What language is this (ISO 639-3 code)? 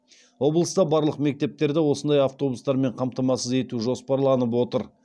kaz